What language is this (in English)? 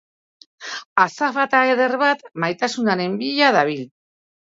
Basque